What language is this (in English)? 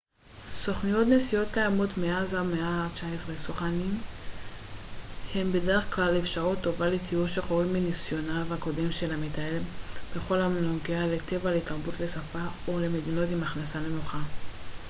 Hebrew